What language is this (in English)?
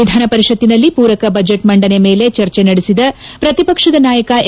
Kannada